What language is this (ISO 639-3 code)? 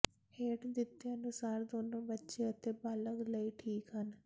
pan